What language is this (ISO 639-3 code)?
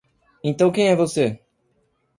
por